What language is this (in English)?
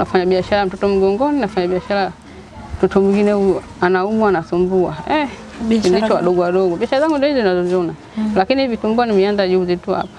Indonesian